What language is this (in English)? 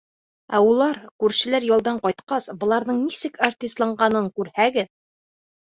Bashkir